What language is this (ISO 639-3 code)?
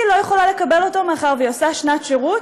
heb